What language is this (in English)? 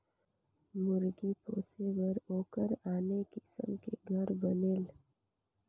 Chhattisgarhi